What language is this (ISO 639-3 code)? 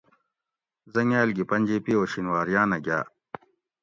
gwc